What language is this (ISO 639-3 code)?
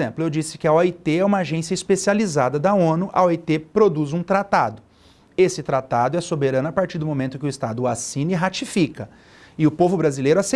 por